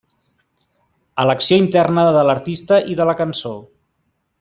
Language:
Catalan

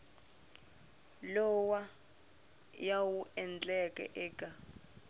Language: Tsonga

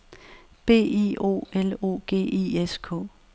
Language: Danish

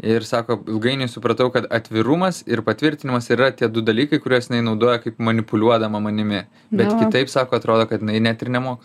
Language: Lithuanian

